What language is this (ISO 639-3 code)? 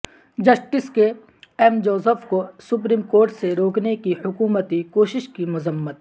urd